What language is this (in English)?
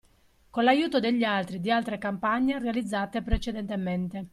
Italian